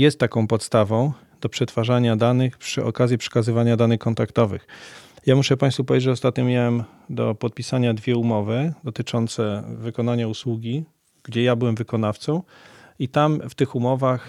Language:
Polish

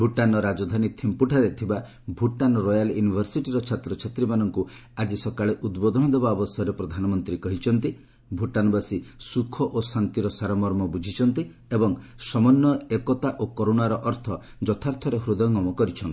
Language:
Odia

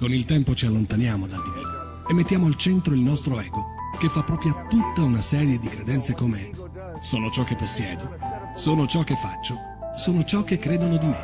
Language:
Italian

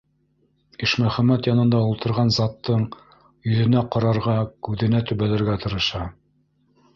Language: Bashkir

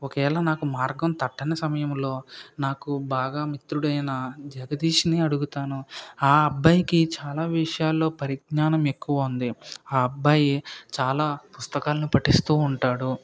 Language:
Telugu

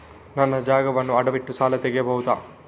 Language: Kannada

